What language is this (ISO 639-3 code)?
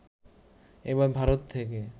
ben